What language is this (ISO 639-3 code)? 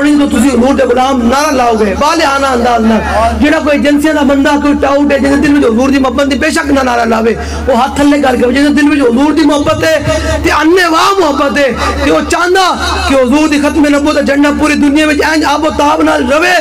hin